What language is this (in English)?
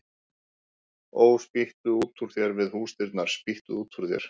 Icelandic